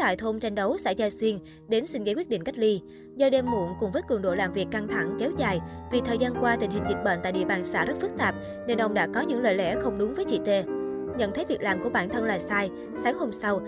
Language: Vietnamese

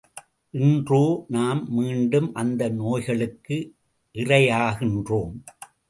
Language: Tamil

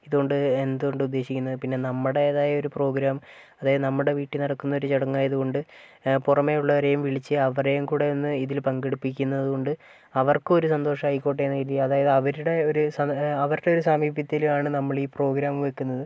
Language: Malayalam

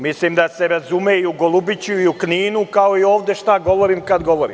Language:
Serbian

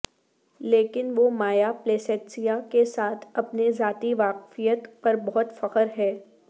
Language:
Urdu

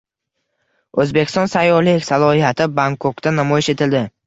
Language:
Uzbek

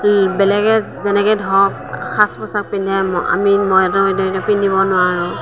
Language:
Assamese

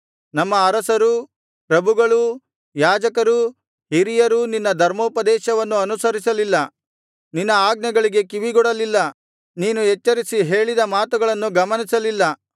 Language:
Kannada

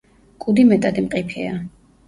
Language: Georgian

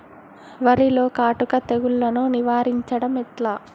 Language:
Telugu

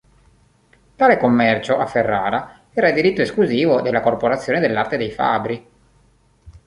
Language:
Italian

